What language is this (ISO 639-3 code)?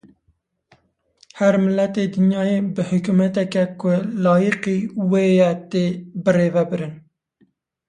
kur